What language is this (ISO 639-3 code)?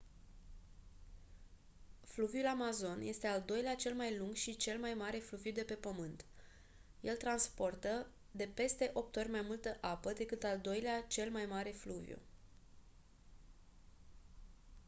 ron